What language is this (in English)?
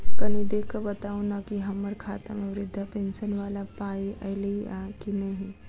Maithili